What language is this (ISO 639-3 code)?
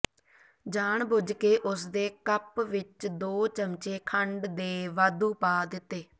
pan